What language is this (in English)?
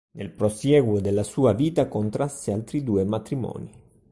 Italian